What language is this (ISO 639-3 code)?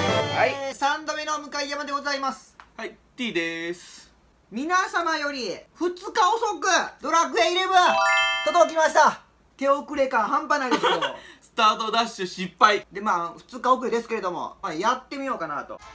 jpn